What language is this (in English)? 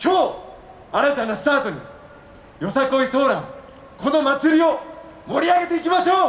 Japanese